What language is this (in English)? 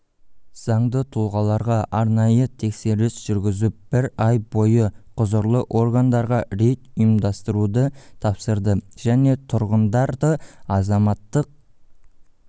Kazakh